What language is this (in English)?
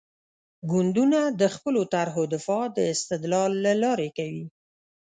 Pashto